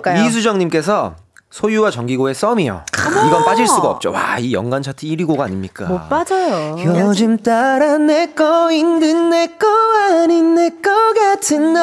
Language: Korean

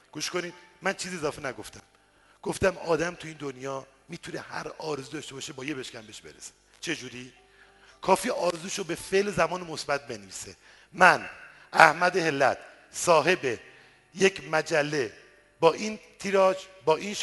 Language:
Persian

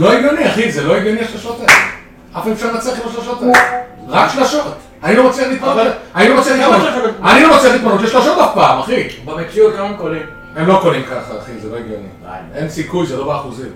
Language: Hebrew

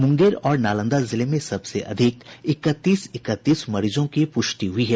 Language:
Hindi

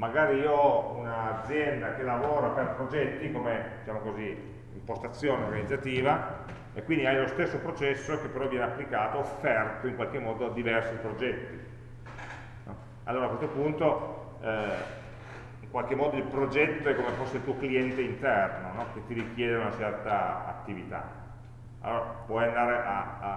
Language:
Italian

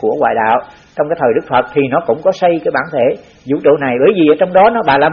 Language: Vietnamese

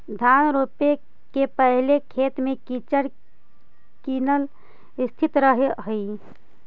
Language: Magahi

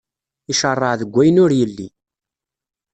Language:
Kabyle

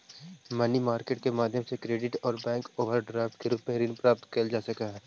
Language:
Magahi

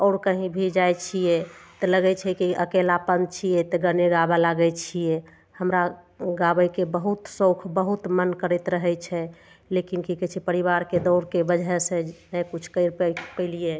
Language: Maithili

